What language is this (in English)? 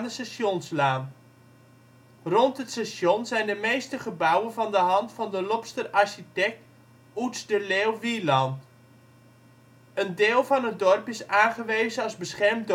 Dutch